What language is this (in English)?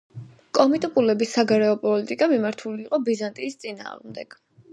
Georgian